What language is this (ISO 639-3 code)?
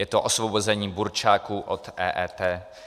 ces